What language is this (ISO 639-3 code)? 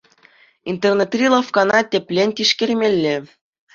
chv